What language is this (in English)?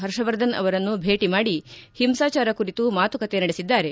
Kannada